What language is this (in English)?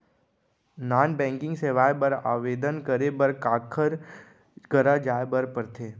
Chhattisgarhi